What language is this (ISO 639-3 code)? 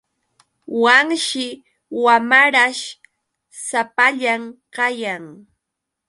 qux